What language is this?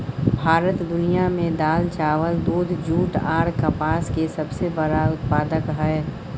Maithili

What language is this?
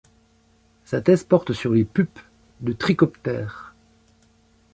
French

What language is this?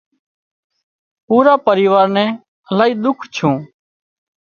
Wadiyara Koli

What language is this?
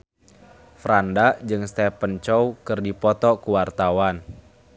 Sundanese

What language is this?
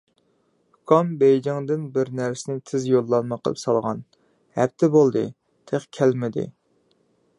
Uyghur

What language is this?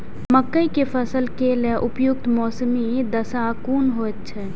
Maithili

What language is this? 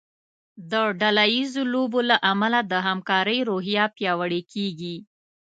Pashto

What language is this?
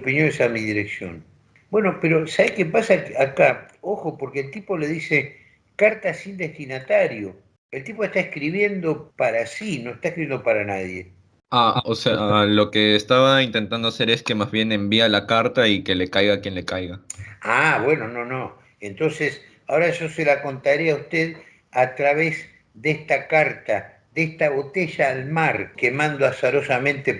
Spanish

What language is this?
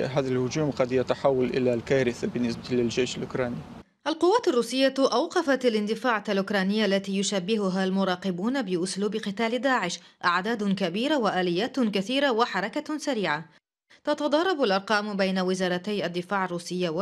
Arabic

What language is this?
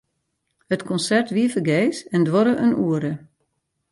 Western Frisian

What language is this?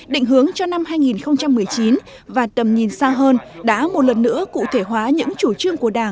Vietnamese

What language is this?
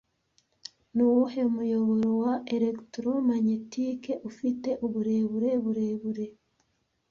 Kinyarwanda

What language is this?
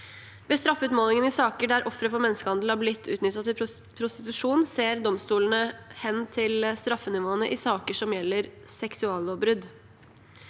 Norwegian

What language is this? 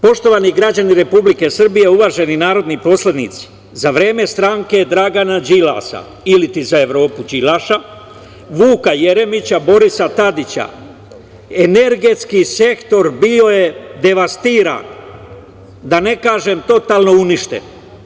Serbian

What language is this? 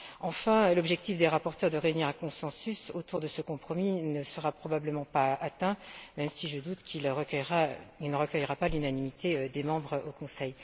French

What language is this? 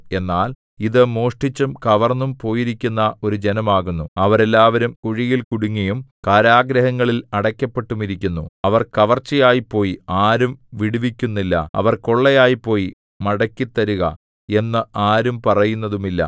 Malayalam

